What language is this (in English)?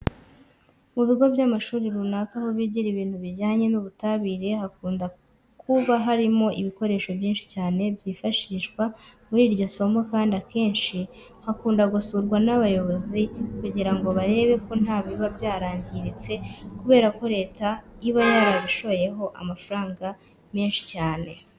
Kinyarwanda